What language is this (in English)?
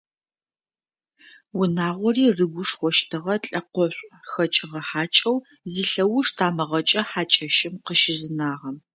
Adyghe